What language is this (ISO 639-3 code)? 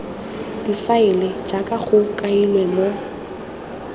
tsn